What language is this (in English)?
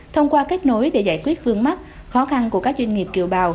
Vietnamese